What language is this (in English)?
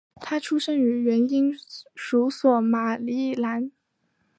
Chinese